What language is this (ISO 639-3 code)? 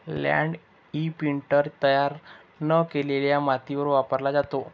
mar